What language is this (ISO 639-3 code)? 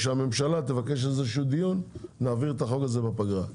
heb